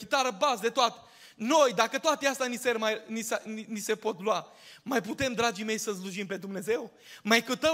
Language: Romanian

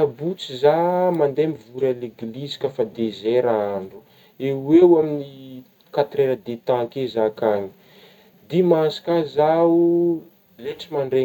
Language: Northern Betsimisaraka Malagasy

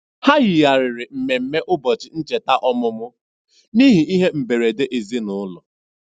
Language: Igbo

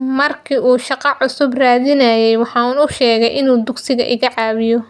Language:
Somali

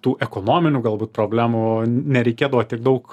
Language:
Lithuanian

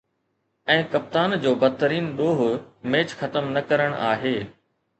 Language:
Sindhi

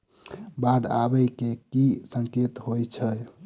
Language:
Maithili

